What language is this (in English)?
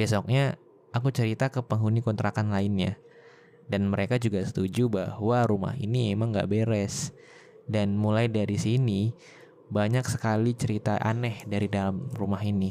Indonesian